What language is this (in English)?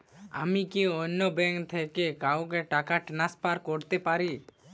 Bangla